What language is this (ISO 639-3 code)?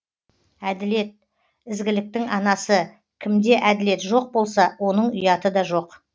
kaz